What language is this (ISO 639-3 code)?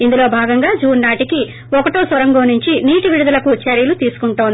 tel